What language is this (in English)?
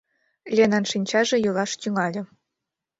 Mari